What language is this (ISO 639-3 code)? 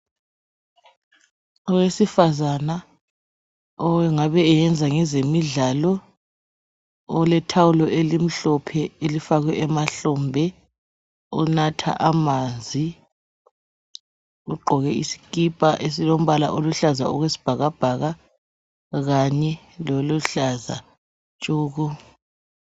nde